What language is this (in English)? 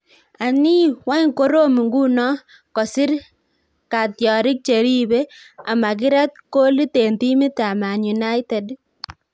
Kalenjin